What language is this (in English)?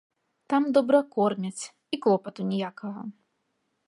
Belarusian